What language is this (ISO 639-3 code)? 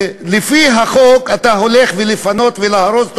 heb